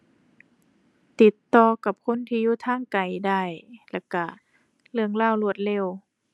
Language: Thai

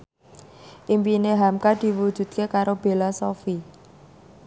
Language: Javanese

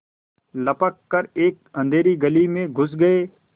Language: Hindi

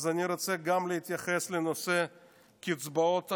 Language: Hebrew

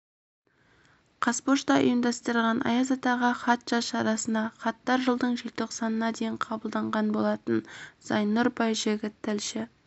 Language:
Kazakh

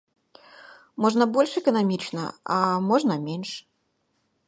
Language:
Belarusian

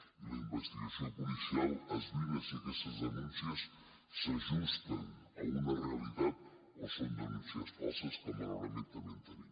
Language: Catalan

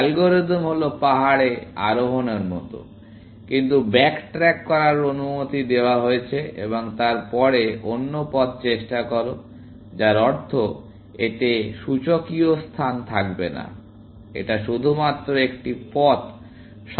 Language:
Bangla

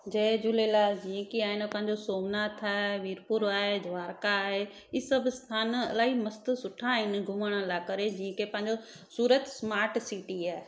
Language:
Sindhi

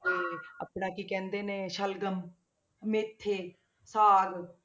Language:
Punjabi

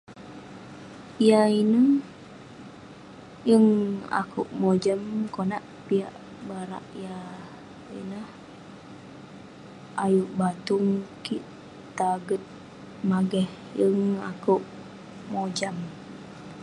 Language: Western Penan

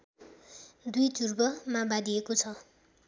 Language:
Nepali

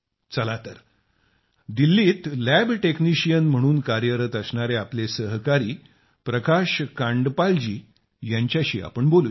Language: Marathi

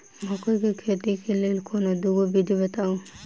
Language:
Maithili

